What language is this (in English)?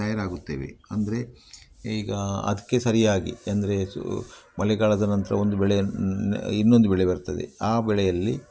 Kannada